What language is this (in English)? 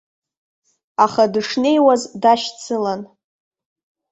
Abkhazian